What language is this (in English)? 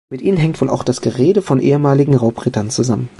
German